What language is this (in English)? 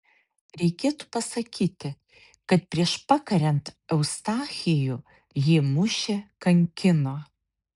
Lithuanian